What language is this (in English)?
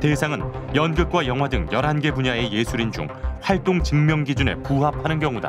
Korean